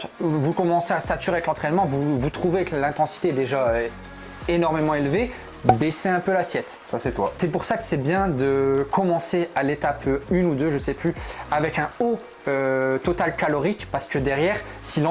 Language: French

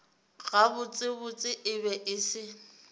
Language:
Northern Sotho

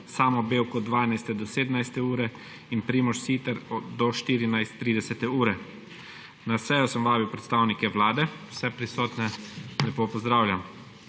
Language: Slovenian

